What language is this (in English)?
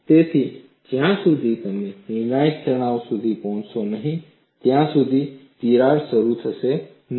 Gujarati